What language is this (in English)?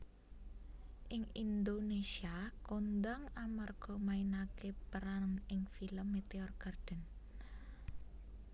Javanese